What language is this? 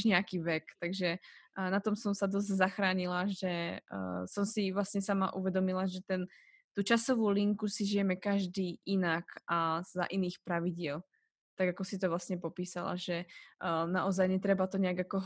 Slovak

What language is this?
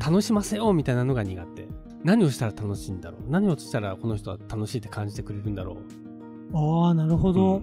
Japanese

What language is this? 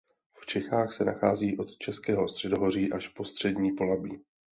Czech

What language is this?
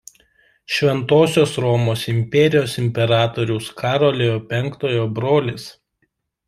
Lithuanian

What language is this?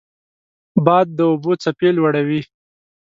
Pashto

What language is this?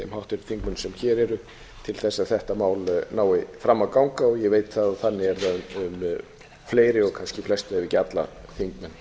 Icelandic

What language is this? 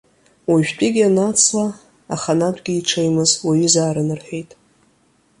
Abkhazian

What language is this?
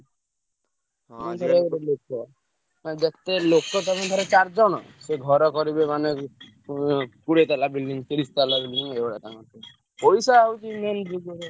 Odia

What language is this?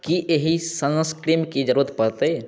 Maithili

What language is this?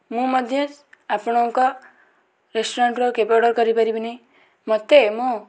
Odia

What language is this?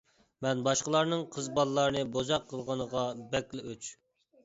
Uyghur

